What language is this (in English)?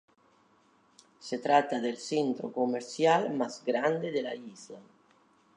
Spanish